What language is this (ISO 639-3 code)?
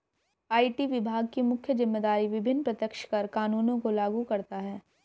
hin